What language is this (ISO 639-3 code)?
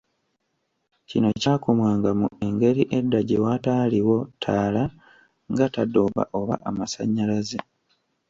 lug